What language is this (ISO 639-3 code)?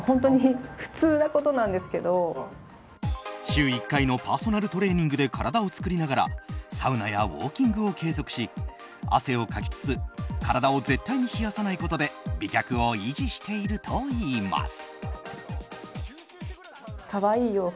jpn